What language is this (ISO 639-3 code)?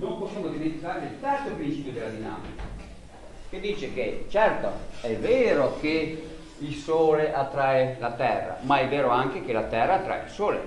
ita